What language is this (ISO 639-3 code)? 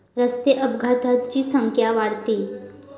mar